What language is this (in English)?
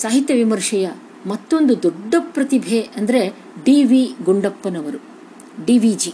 Kannada